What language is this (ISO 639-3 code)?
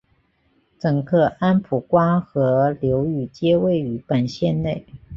zho